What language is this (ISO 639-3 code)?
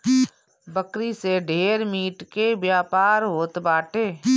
bho